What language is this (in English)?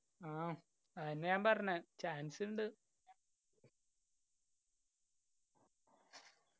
Malayalam